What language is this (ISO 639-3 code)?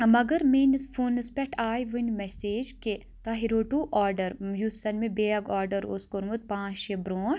kas